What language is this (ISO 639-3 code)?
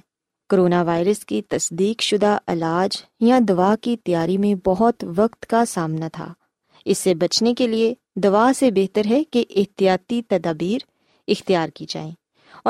urd